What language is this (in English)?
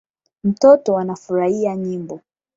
Swahili